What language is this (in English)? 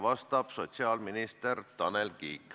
Estonian